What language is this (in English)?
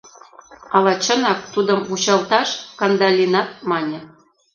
Mari